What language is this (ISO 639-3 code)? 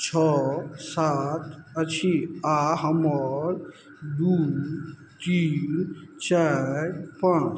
mai